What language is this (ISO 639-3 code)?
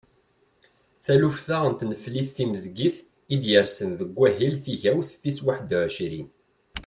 kab